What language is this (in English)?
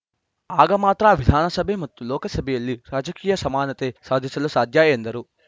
Kannada